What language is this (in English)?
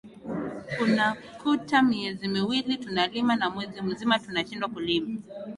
Swahili